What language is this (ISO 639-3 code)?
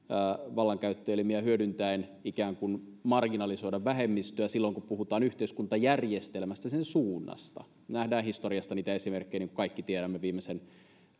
fin